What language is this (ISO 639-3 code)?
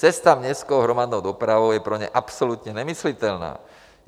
ces